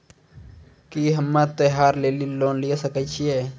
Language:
Maithili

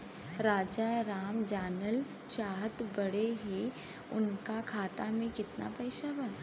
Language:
Bhojpuri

